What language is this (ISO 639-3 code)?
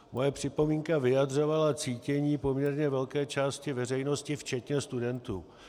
ces